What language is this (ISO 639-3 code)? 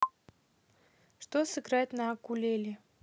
rus